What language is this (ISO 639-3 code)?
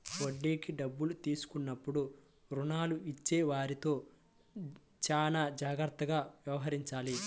tel